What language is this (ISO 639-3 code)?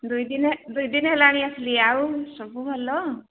ori